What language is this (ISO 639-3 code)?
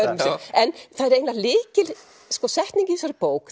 isl